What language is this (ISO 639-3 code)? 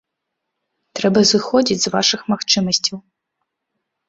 bel